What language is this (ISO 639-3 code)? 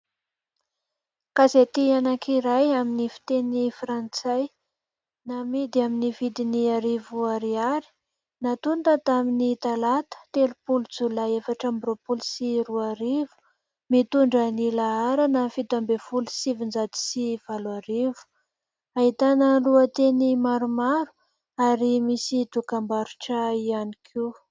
mlg